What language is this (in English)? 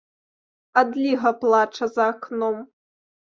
Belarusian